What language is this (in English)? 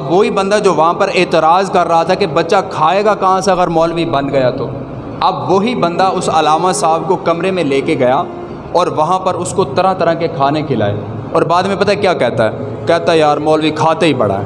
Urdu